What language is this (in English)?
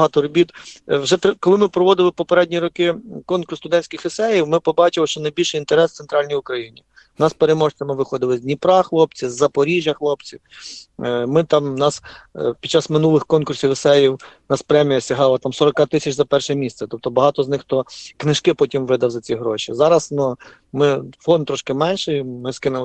Ukrainian